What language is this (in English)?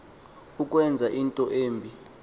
Xhosa